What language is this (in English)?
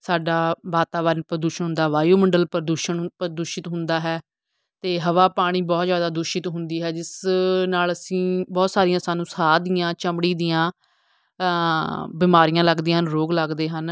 Punjabi